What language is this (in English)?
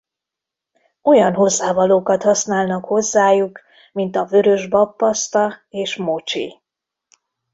Hungarian